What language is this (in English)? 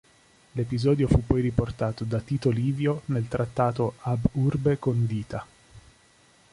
Italian